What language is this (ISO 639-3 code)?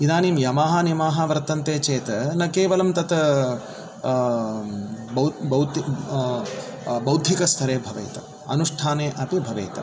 san